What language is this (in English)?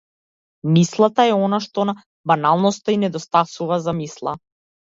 Macedonian